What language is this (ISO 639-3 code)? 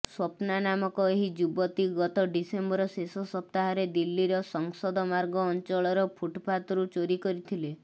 ori